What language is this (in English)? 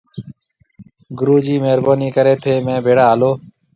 Marwari (Pakistan)